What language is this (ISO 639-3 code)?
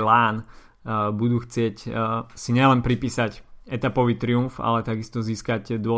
slk